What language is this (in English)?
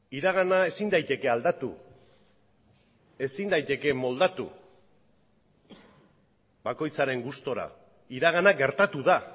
Basque